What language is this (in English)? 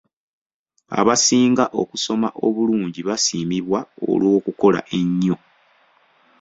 Ganda